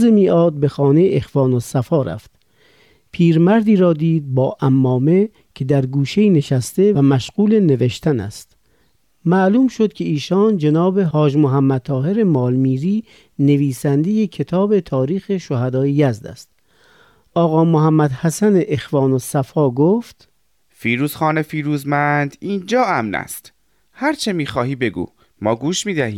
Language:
Persian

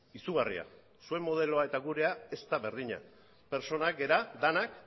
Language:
Basque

